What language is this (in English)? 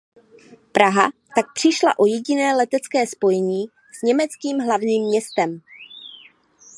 Czech